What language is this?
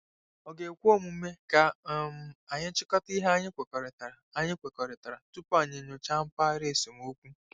Igbo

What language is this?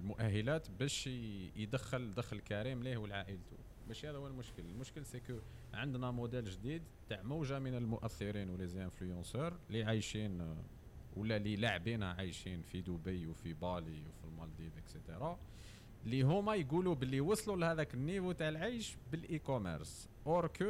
Arabic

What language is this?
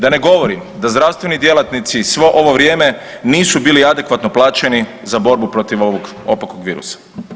Croatian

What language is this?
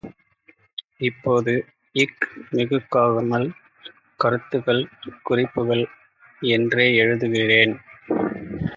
Tamil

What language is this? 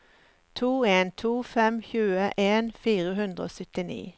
Norwegian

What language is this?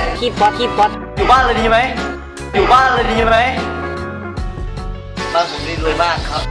Thai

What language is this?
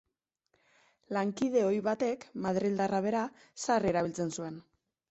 Basque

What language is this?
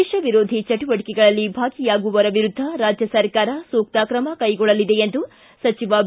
Kannada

